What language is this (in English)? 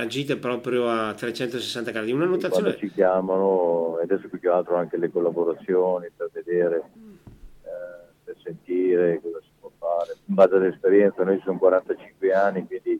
Italian